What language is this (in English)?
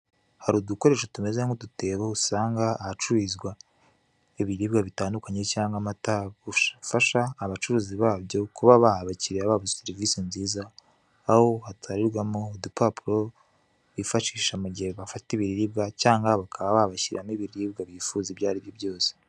Kinyarwanda